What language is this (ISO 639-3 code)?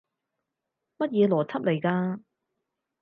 yue